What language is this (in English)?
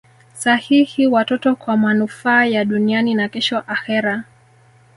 Swahili